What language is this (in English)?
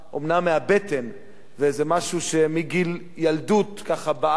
Hebrew